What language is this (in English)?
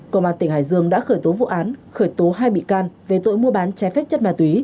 Vietnamese